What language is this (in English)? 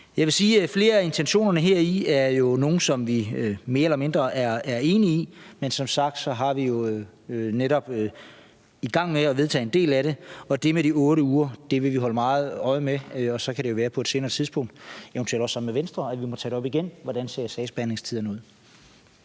Danish